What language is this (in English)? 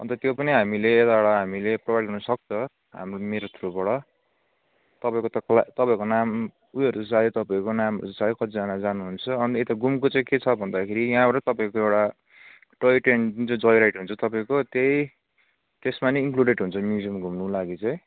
Nepali